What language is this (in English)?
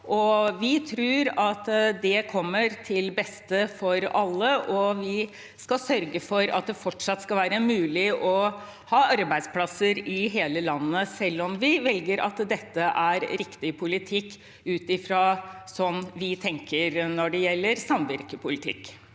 Norwegian